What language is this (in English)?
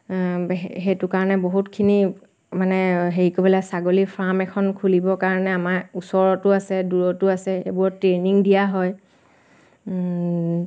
Assamese